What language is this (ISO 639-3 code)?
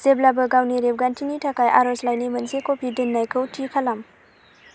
brx